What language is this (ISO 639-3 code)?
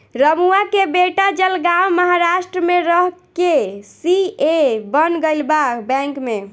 bho